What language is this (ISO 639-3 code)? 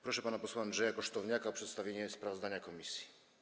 pol